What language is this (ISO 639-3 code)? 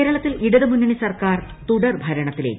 mal